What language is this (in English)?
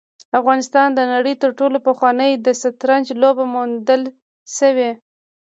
Pashto